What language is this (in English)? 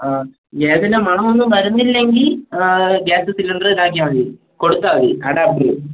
Malayalam